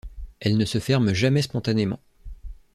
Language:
French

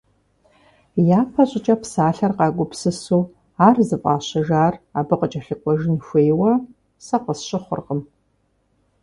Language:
Kabardian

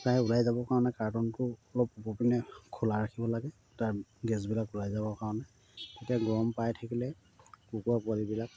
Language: Assamese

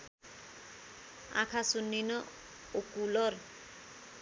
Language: Nepali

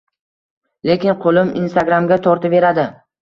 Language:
Uzbek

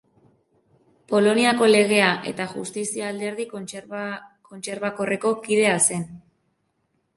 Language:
Basque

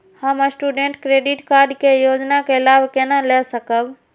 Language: Maithili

